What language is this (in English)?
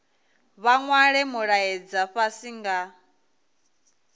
Venda